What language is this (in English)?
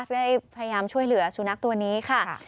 Thai